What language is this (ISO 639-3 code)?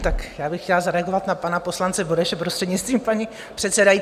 ces